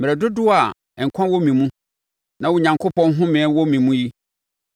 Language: Akan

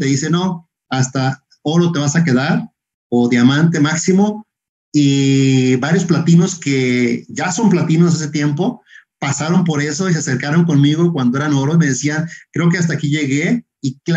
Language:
Spanish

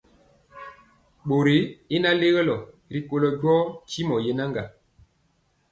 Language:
Mpiemo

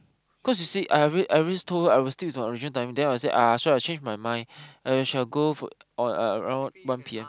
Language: English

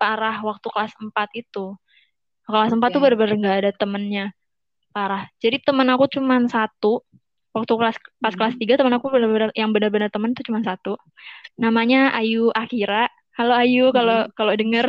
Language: Indonesian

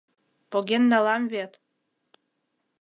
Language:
Mari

